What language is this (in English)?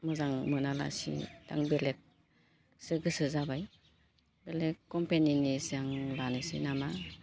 Bodo